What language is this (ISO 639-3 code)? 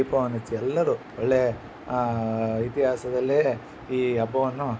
kan